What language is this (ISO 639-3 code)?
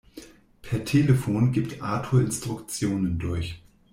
deu